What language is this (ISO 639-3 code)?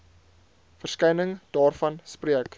afr